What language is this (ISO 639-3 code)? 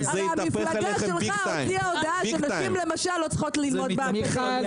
heb